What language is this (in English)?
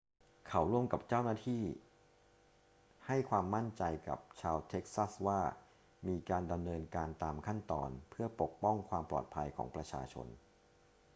Thai